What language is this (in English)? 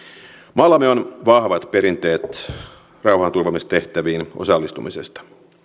Finnish